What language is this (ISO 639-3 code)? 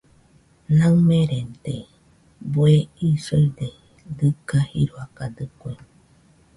hux